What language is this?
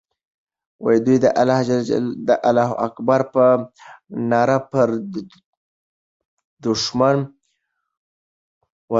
Pashto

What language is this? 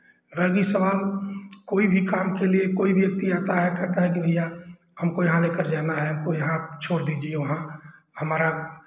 Hindi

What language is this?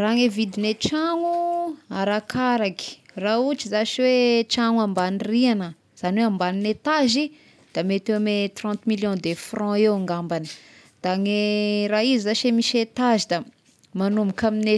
Tesaka Malagasy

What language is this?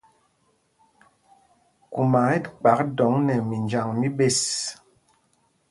Mpumpong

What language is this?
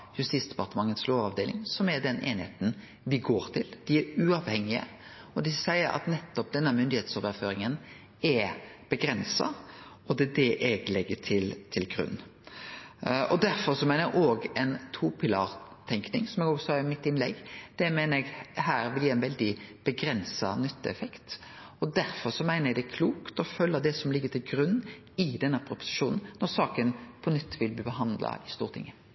Norwegian Nynorsk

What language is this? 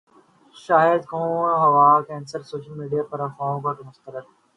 Urdu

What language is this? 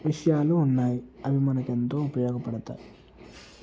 Telugu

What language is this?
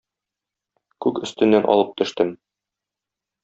Tatar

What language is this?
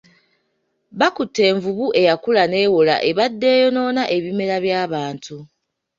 Ganda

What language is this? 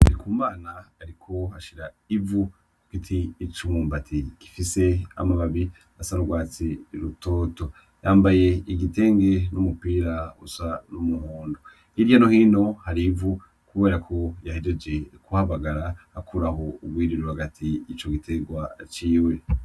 Rundi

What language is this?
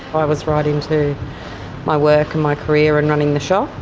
English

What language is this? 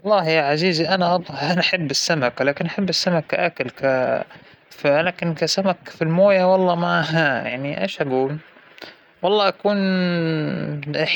Hijazi Arabic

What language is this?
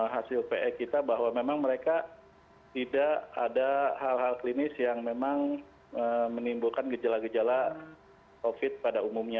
Indonesian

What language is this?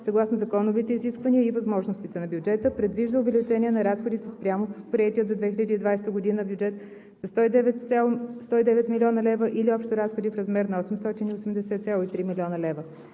Bulgarian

